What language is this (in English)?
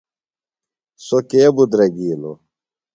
Phalura